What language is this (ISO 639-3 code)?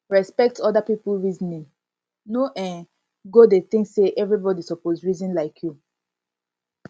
pcm